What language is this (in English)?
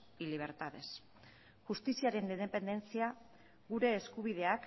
Basque